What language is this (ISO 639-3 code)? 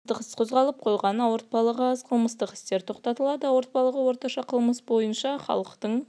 kaz